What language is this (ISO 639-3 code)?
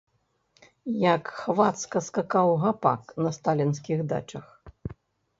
bel